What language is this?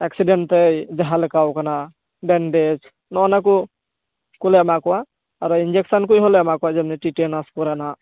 Santali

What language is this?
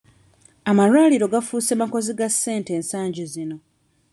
Ganda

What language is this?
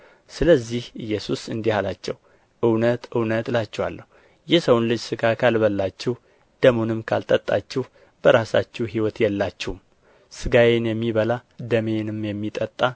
Amharic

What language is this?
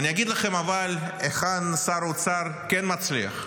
Hebrew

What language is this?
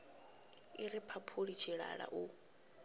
Venda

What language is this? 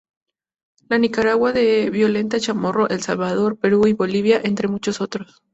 Spanish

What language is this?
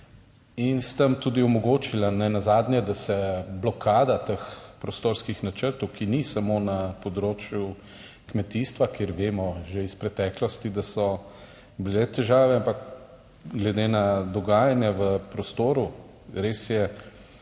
Slovenian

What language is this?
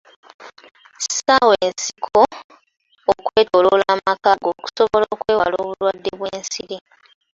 Ganda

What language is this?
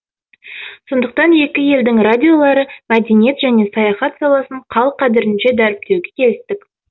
Kazakh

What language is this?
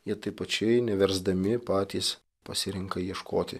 Lithuanian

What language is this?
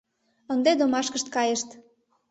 Mari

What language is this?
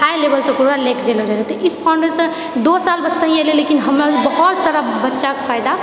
Maithili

